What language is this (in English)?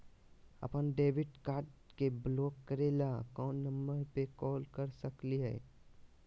Magahi